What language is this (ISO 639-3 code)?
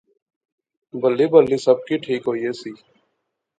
phr